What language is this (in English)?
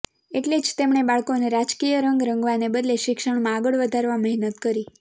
Gujarati